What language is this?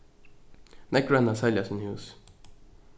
Faroese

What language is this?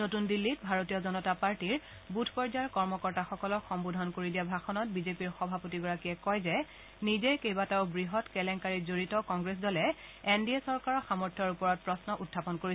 Assamese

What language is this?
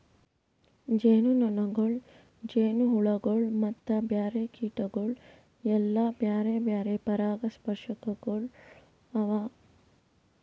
Kannada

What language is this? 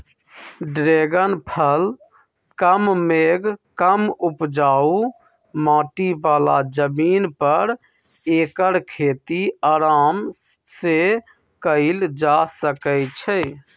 Magahi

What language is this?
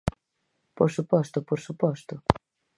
Galician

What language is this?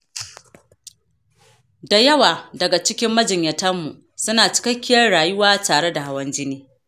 Hausa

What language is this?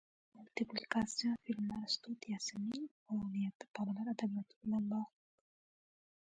Uzbek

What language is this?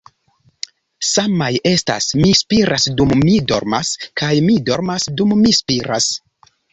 Esperanto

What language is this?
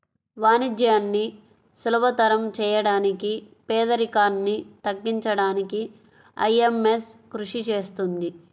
Telugu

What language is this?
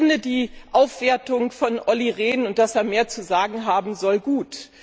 German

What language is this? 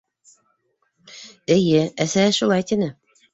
Bashkir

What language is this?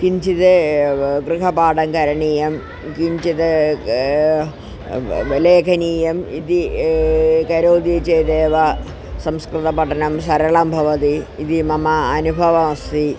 Sanskrit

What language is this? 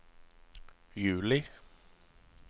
Norwegian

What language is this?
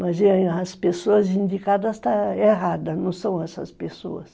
Portuguese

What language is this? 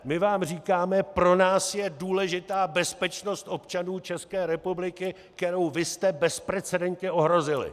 Czech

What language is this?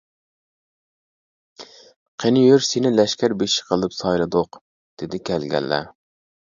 Uyghur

